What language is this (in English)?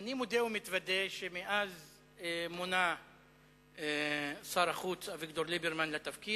Hebrew